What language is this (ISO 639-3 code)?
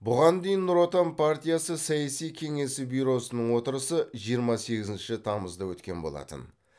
kaz